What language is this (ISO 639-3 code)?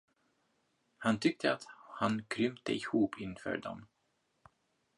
swe